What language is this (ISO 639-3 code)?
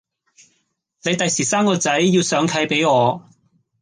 yue